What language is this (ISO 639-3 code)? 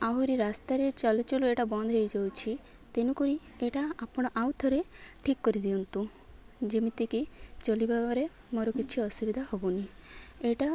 ori